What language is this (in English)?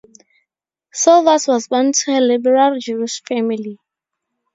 English